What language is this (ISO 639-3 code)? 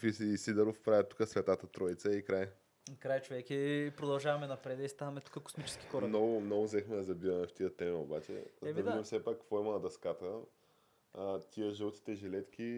bul